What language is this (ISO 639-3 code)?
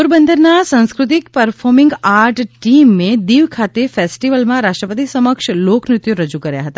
guj